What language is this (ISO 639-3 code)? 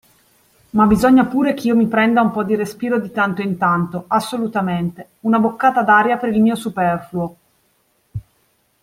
ita